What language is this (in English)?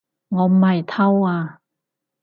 Cantonese